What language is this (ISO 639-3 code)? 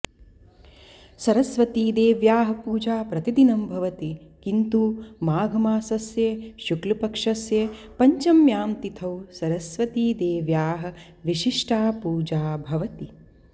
san